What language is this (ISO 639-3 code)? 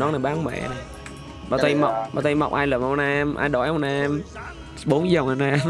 vie